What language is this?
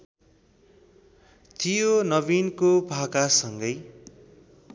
Nepali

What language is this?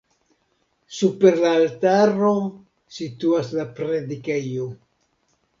Esperanto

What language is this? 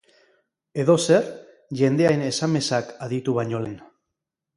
Basque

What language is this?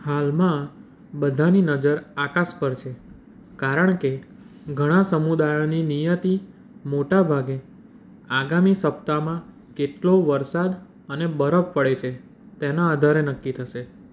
Gujarati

